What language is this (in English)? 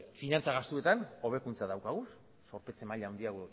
Basque